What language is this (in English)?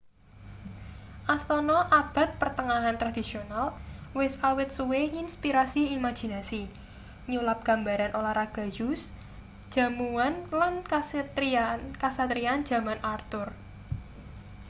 Javanese